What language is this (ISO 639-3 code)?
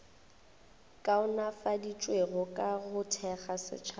nso